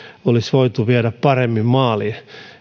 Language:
Finnish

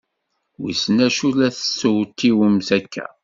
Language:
Kabyle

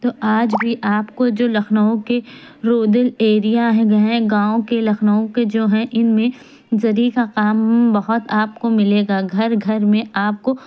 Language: Urdu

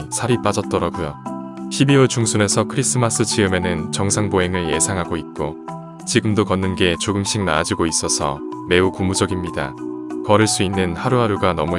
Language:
Korean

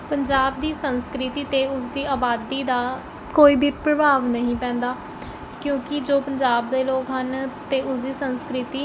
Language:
Punjabi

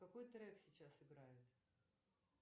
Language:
Russian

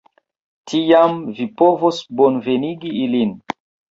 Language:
Esperanto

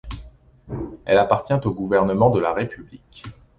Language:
French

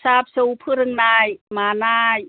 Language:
Bodo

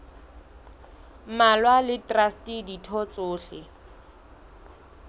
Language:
Southern Sotho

